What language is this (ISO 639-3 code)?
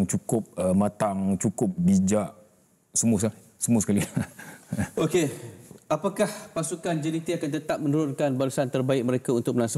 msa